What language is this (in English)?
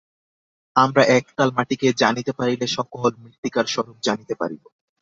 Bangla